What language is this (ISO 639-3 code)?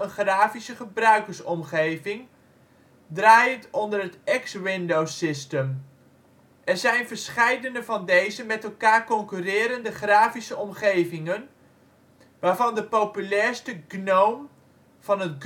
nld